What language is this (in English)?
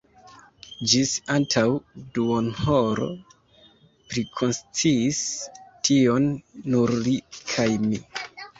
Esperanto